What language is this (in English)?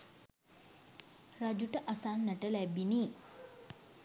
Sinhala